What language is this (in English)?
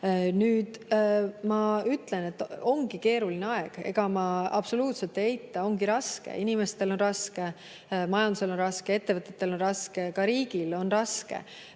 Estonian